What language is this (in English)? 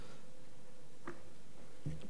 Hebrew